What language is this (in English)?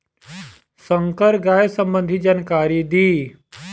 Bhojpuri